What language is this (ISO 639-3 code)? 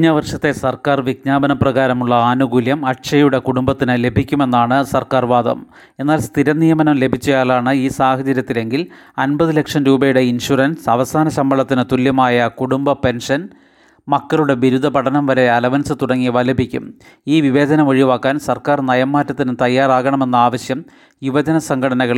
mal